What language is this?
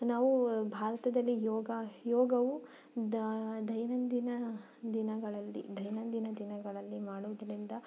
Kannada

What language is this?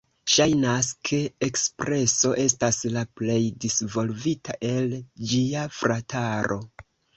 Esperanto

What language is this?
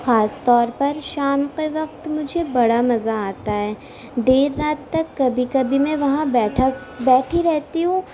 Urdu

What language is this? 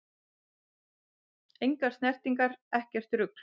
Icelandic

